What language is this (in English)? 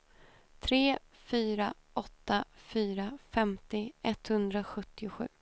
Swedish